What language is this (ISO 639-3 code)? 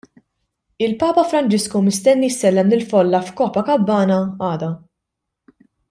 mlt